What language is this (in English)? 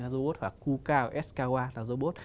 Vietnamese